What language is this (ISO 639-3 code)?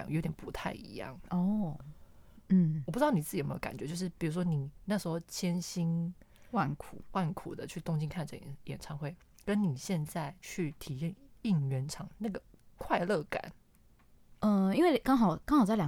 zho